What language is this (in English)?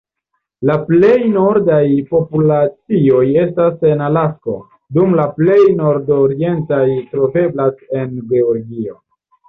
Esperanto